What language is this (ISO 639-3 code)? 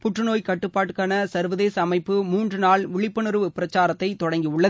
tam